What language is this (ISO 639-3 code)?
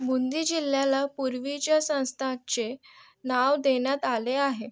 mar